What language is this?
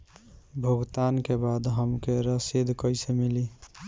Bhojpuri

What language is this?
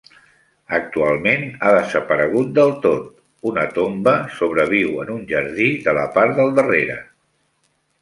Catalan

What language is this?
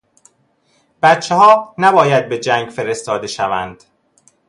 Persian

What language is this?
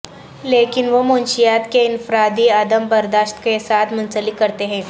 Urdu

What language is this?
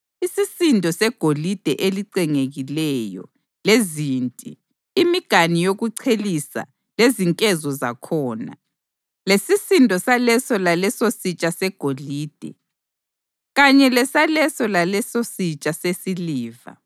North Ndebele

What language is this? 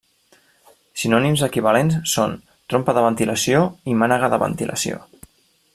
Catalan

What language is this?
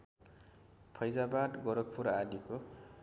Nepali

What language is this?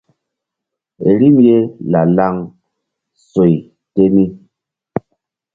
Mbum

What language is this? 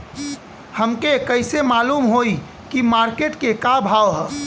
Bhojpuri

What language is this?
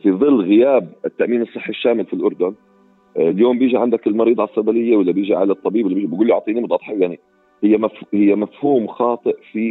Arabic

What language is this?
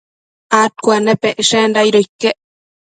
Matsés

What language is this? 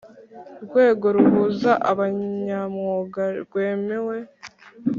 Kinyarwanda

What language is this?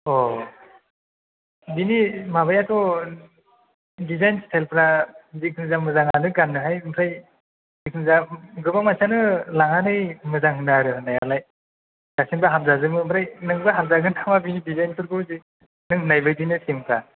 Bodo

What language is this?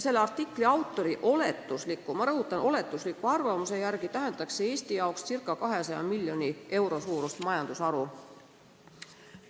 Estonian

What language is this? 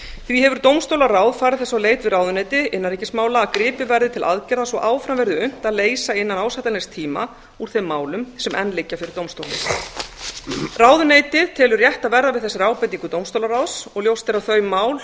Icelandic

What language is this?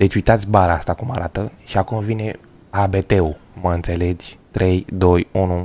Romanian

